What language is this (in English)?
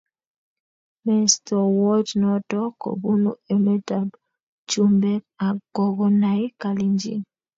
Kalenjin